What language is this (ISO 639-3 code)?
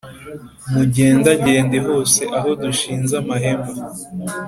kin